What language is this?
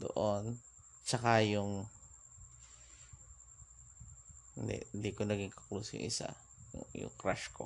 Filipino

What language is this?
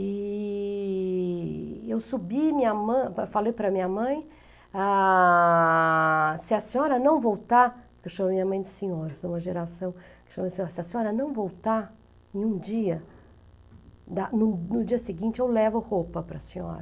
Portuguese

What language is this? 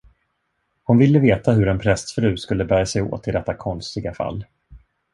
Swedish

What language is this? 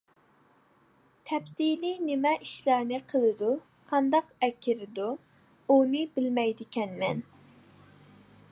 Uyghur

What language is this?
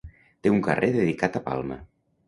Catalan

